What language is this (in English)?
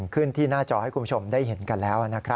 Thai